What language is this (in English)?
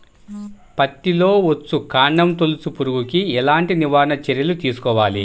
Telugu